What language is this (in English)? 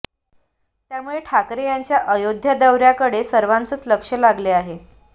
Marathi